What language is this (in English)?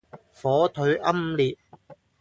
Cantonese